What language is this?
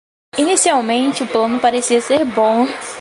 Portuguese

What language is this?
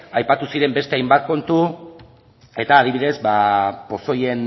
Basque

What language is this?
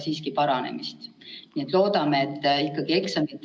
Estonian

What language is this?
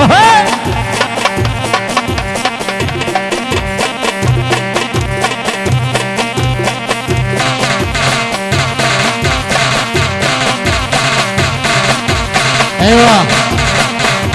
Arabic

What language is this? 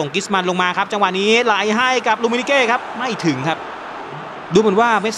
Thai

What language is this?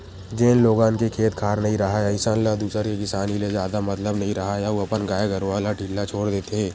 Chhattisgarhi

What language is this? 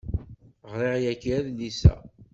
Kabyle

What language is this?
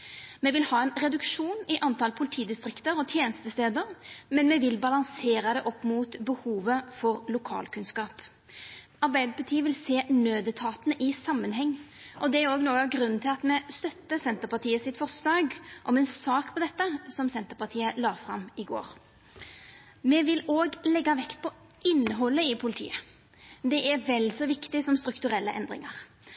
Norwegian Nynorsk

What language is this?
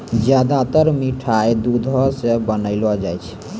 Maithili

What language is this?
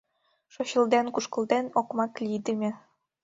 Mari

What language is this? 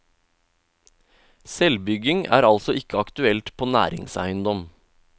Norwegian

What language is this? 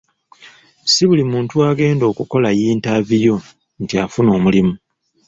Ganda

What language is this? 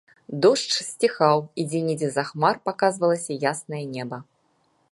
Belarusian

